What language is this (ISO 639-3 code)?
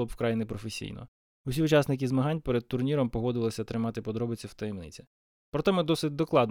ukr